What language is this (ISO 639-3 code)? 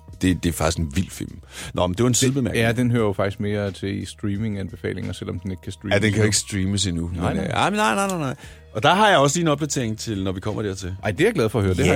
dan